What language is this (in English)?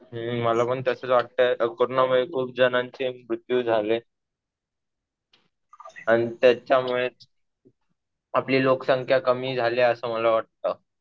Marathi